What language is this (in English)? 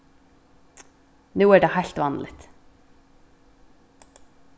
Faroese